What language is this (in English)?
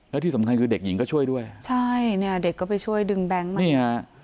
Thai